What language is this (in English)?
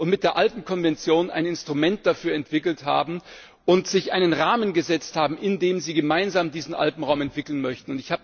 German